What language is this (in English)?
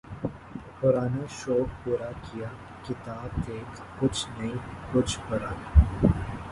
Urdu